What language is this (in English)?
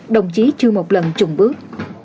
Vietnamese